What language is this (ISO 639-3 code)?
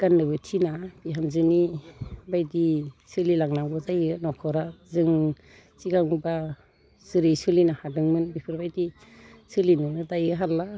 brx